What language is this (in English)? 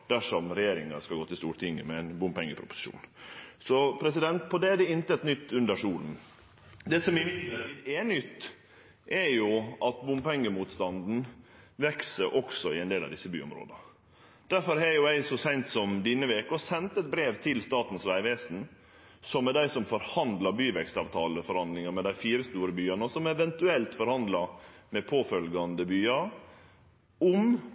Norwegian Nynorsk